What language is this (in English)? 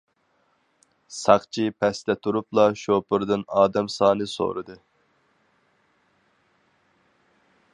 Uyghur